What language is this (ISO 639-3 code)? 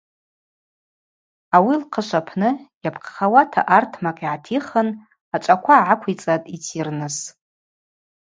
abq